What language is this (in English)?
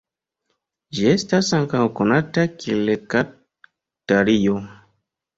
Esperanto